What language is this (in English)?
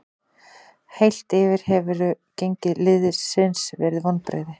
Icelandic